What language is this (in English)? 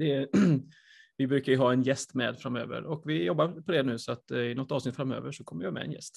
Swedish